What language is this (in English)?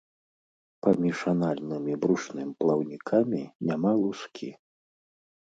Belarusian